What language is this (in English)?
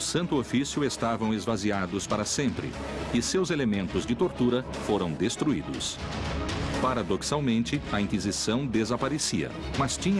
Portuguese